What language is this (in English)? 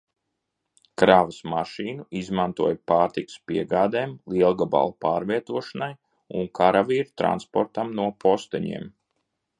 Latvian